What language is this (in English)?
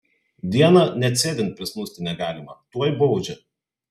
Lithuanian